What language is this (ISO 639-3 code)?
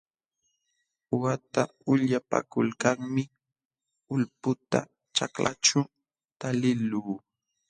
qxw